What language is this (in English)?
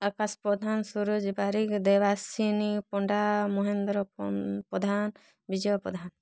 Odia